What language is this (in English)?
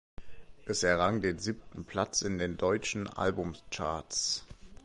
German